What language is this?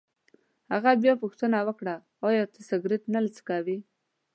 Pashto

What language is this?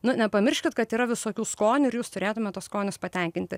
Lithuanian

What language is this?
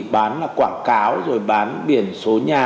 Vietnamese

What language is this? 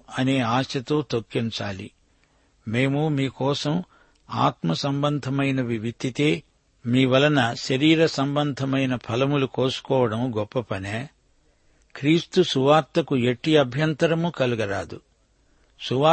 Telugu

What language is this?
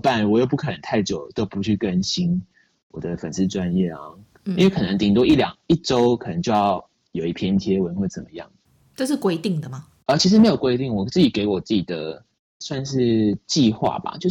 Chinese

